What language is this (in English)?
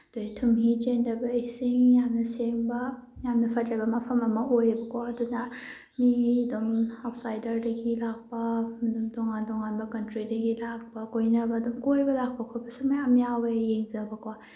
Manipuri